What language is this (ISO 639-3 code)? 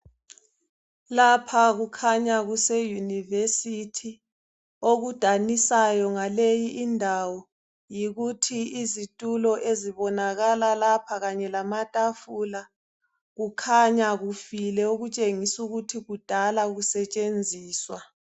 nde